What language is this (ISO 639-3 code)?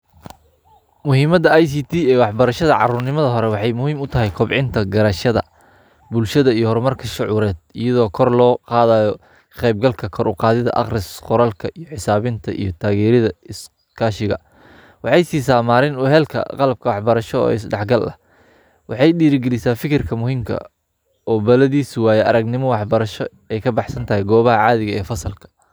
som